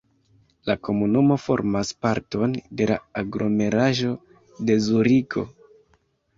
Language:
Esperanto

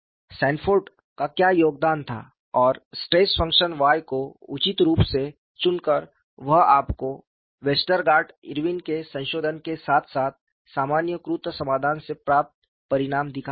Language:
Hindi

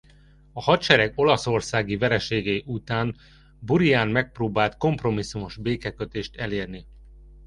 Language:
Hungarian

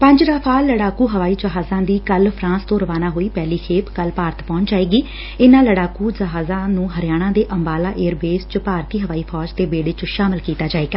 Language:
Punjabi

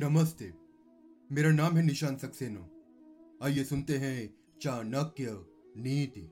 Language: Hindi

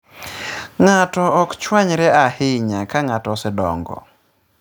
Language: Luo (Kenya and Tanzania)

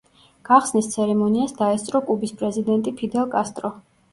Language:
Georgian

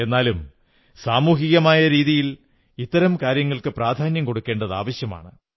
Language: Malayalam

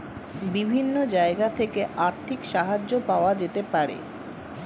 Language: Bangla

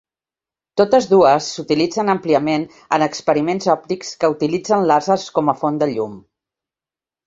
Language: Catalan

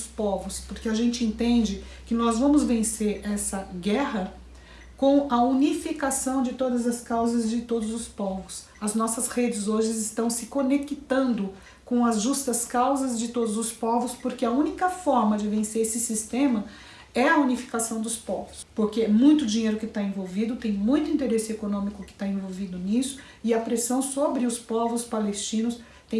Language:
Portuguese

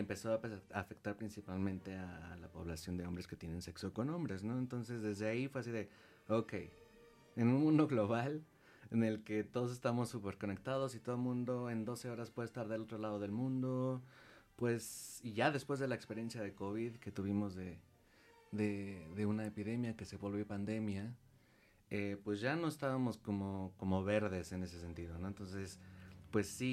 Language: Spanish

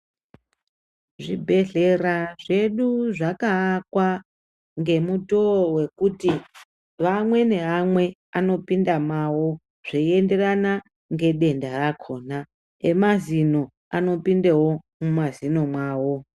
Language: Ndau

